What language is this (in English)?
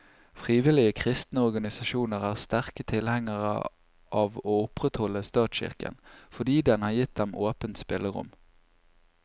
Norwegian